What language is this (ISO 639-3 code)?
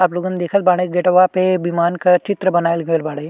bho